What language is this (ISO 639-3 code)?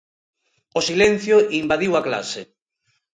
glg